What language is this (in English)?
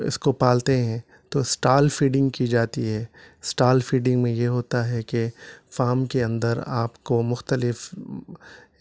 Urdu